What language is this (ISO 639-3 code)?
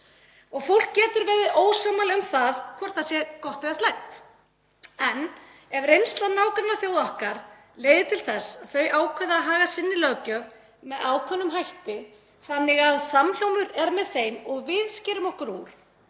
isl